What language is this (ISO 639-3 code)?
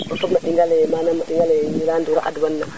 srr